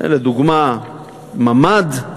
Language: Hebrew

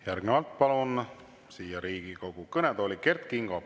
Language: Estonian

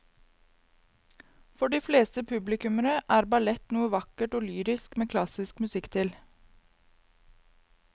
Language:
Norwegian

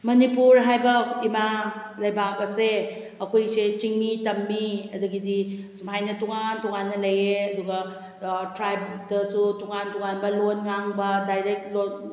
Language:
Manipuri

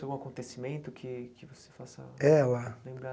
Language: Portuguese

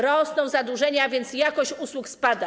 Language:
Polish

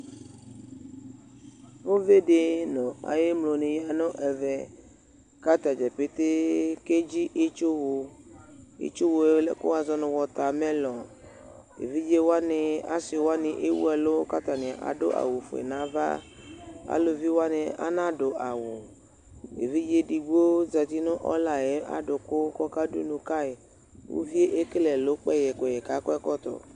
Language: Ikposo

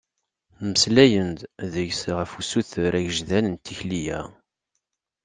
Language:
Kabyle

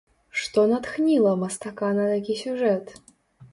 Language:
Belarusian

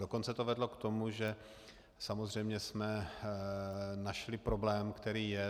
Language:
Czech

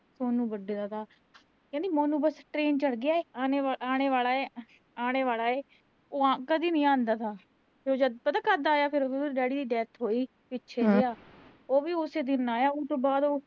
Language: Punjabi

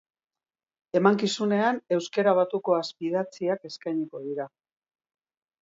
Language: Basque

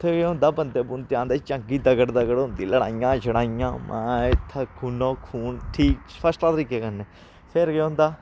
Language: Dogri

